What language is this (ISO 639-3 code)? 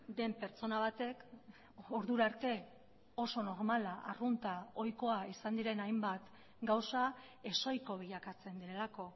eus